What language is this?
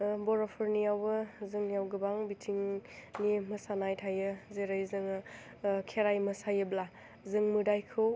Bodo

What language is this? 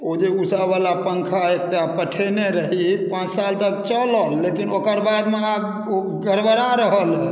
Maithili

